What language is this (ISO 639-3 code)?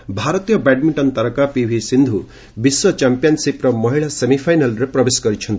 ori